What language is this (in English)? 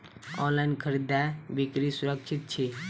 Maithili